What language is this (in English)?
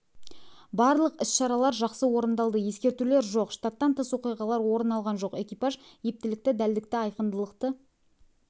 Kazakh